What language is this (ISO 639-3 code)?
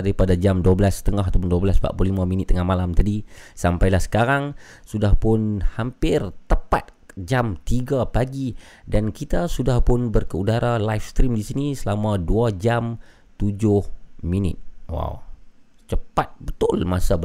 msa